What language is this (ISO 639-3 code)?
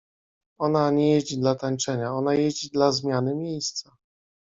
pol